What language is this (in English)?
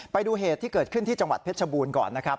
Thai